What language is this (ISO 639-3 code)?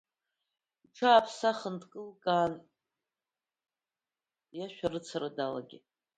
abk